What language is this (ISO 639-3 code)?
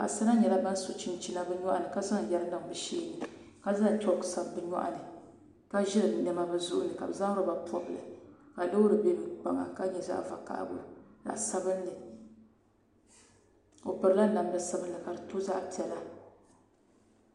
dag